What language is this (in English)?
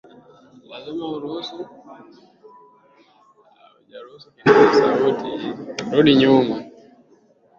Swahili